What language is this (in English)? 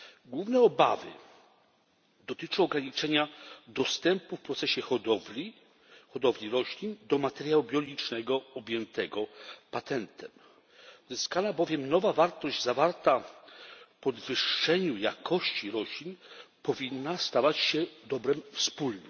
Polish